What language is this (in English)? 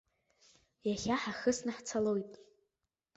Abkhazian